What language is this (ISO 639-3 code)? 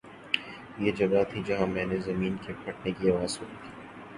urd